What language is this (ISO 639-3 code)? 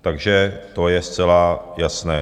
ces